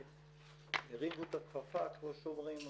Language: Hebrew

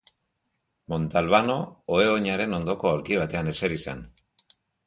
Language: Basque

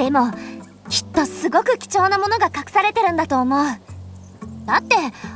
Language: Japanese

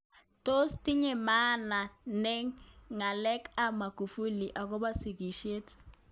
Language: Kalenjin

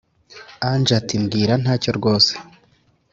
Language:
Kinyarwanda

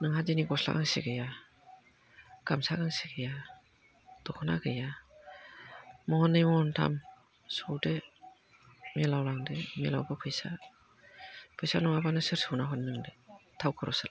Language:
Bodo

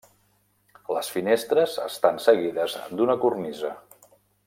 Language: Catalan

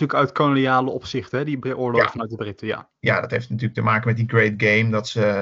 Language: Dutch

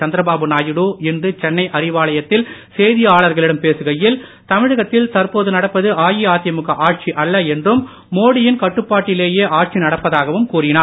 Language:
Tamil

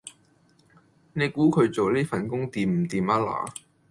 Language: Cantonese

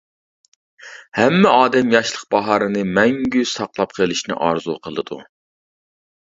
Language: Uyghur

